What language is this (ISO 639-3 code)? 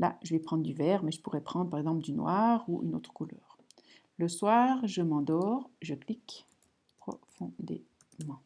fra